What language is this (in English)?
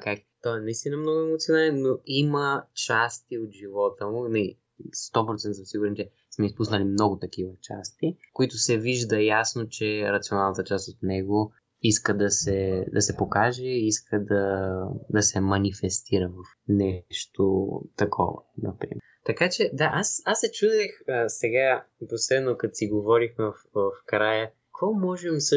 Bulgarian